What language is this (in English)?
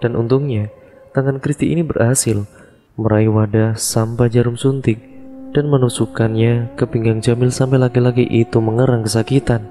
Indonesian